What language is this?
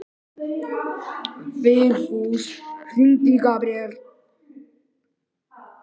Icelandic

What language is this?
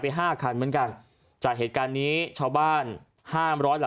Thai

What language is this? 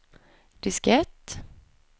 Swedish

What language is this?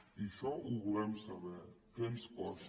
Catalan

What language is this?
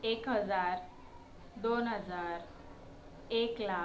Marathi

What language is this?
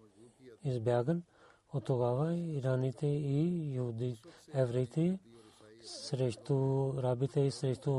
Bulgarian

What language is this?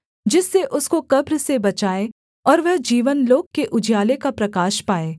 Hindi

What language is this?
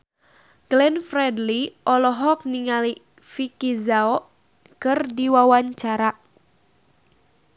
Sundanese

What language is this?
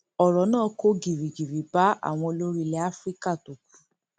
Yoruba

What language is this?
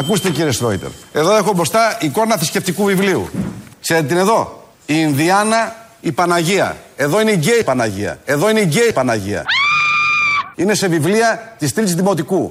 Greek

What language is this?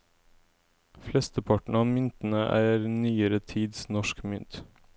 Norwegian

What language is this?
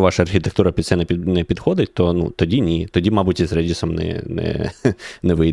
Ukrainian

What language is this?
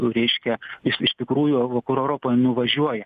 Lithuanian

